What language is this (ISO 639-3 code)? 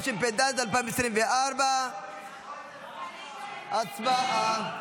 heb